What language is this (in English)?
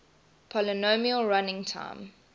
English